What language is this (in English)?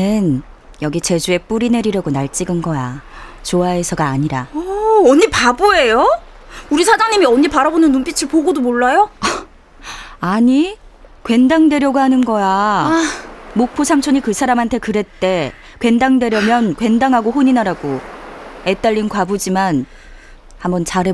Korean